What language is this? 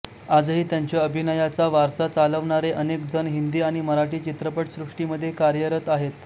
Marathi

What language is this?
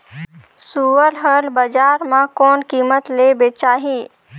Chhattisgarhi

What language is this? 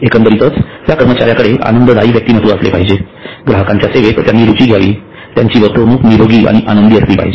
Marathi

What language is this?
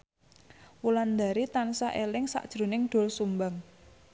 Javanese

